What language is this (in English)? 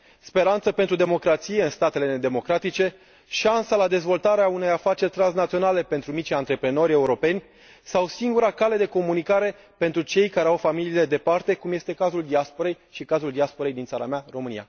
Romanian